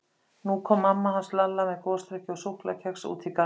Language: Icelandic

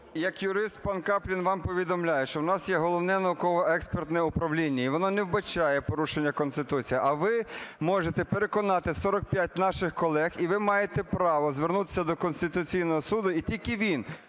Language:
Ukrainian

